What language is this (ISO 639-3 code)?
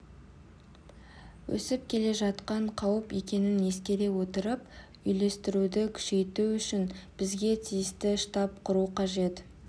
kaz